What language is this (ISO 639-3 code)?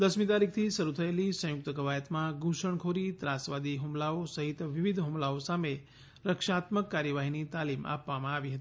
guj